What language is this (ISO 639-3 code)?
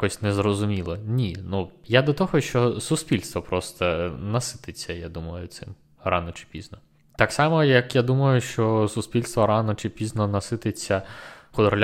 ukr